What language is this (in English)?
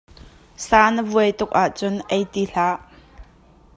Hakha Chin